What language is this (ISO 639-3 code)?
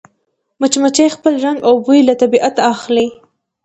pus